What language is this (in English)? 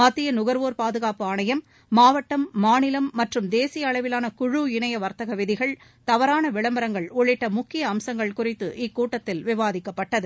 Tamil